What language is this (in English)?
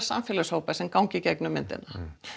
Icelandic